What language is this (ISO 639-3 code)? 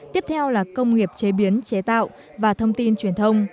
vie